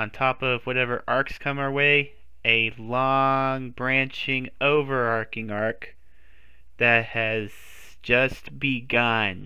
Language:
English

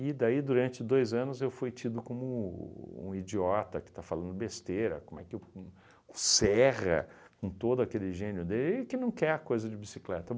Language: Portuguese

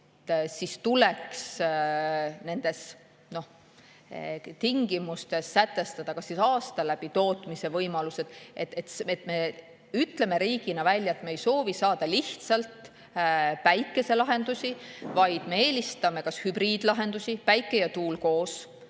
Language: Estonian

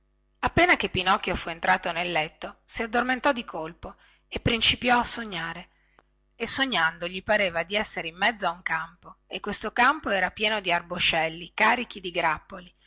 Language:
Italian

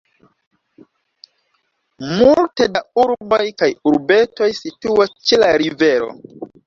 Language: Esperanto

